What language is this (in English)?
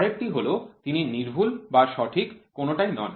Bangla